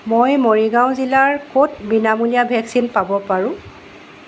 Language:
Assamese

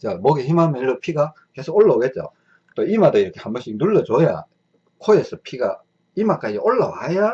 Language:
Korean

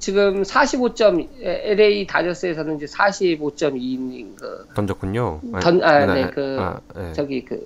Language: Korean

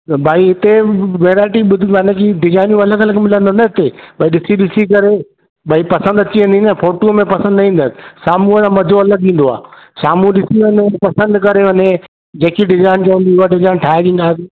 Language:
Sindhi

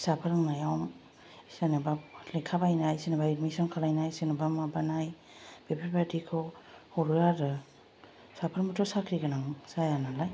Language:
Bodo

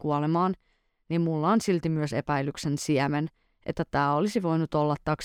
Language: Finnish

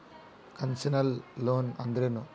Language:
Kannada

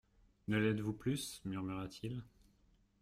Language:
French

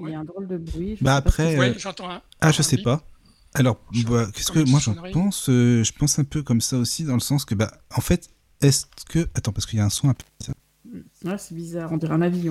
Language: French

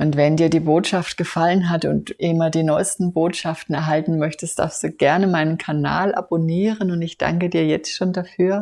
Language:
German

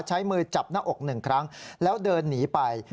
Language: Thai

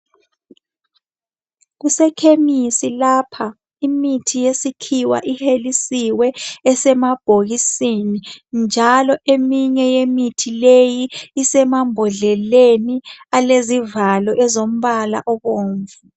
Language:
North Ndebele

